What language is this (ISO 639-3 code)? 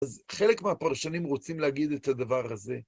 heb